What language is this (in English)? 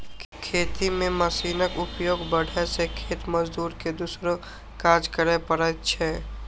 Maithili